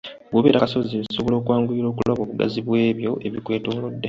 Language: Ganda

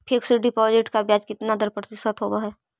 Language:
Magahi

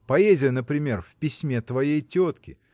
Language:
Russian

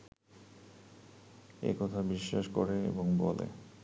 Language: Bangla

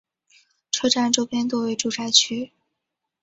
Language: Chinese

